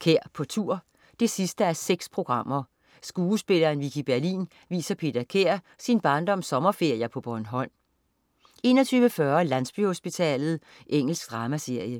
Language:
Danish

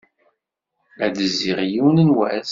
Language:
Kabyle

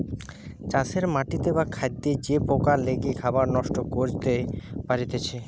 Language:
Bangla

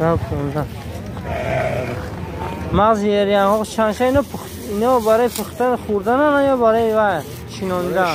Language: Persian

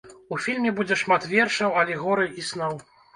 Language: Belarusian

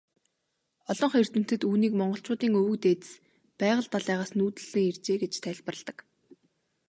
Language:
Mongolian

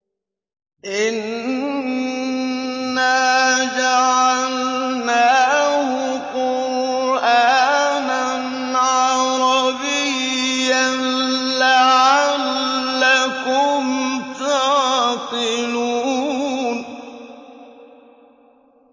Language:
Arabic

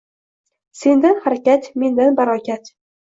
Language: Uzbek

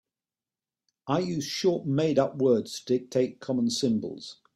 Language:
English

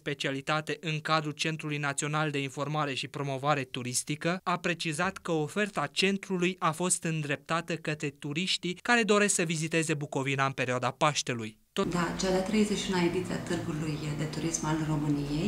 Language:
Romanian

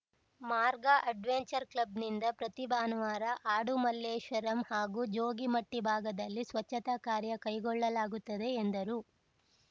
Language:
Kannada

